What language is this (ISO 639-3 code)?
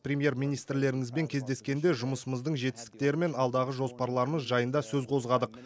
kaz